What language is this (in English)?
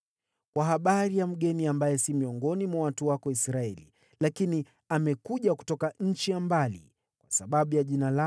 Swahili